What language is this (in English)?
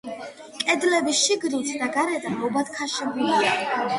Georgian